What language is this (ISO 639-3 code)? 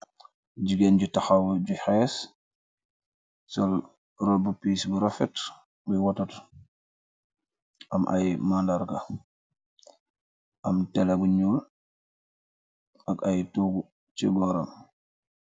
wol